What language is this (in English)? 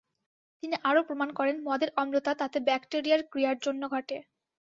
Bangla